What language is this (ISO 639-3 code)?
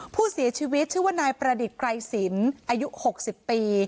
tha